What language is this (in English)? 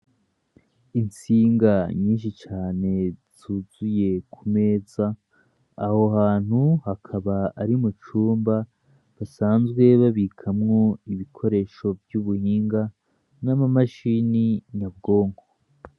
Rundi